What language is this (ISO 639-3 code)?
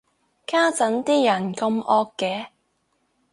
yue